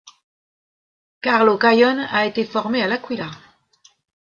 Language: French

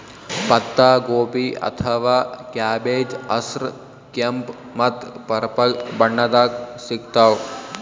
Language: Kannada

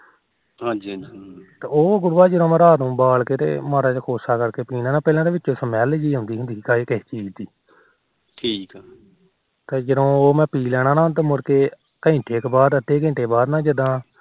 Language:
Punjabi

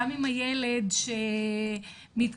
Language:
Hebrew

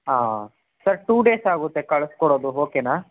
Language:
Kannada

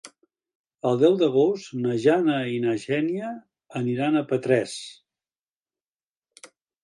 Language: Catalan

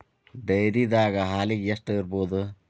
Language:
Kannada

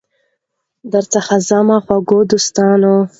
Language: Pashto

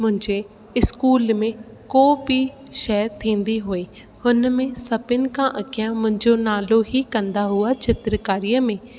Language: Sindhi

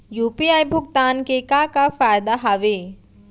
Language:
Chhattisgarhi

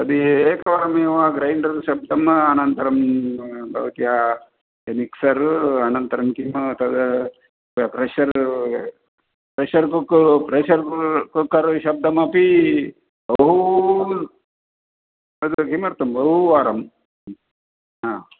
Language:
Sanskrit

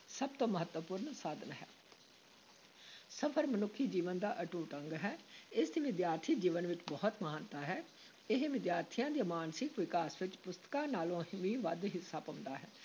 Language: Punjabi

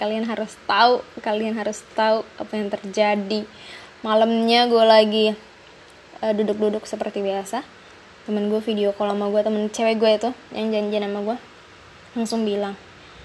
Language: Indonesian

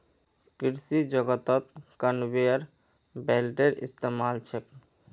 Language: Magahi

